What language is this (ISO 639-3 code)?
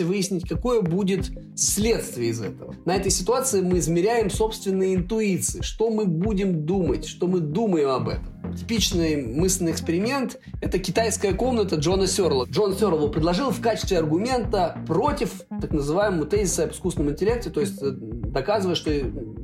rus